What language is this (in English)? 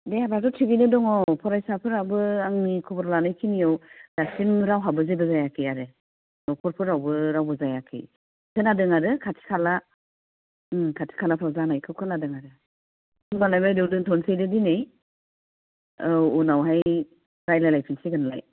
Bodo